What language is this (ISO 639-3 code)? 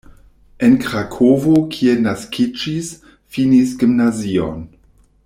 epo